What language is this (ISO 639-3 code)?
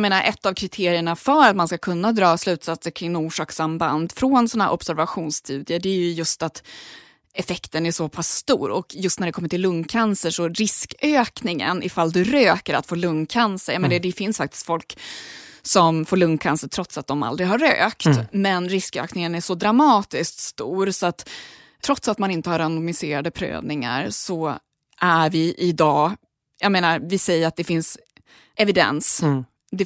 swe